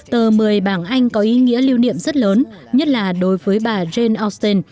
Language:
Vietnamese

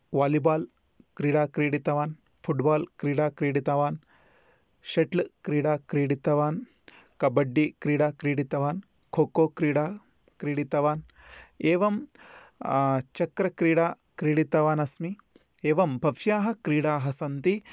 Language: Sanskrit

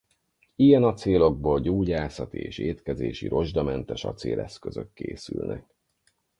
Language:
Hungarian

